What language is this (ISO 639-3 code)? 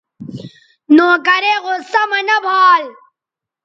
btv